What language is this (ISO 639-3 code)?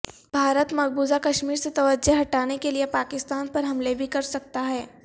urd